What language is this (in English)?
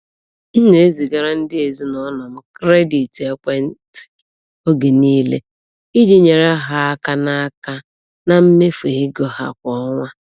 Igbo